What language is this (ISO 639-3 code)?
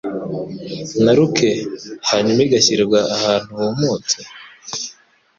kin